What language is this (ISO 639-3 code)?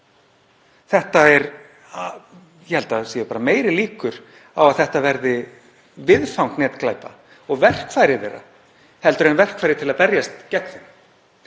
isl